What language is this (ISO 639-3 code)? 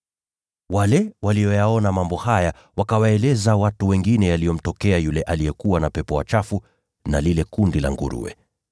swa